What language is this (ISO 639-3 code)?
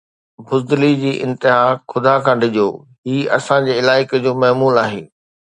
snd